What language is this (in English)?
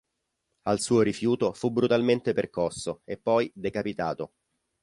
Italian